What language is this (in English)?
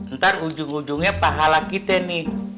Indonesian